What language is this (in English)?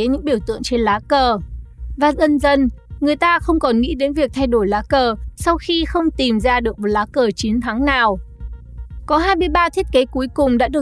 Vietnamese